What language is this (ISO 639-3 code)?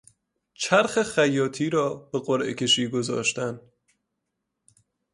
fas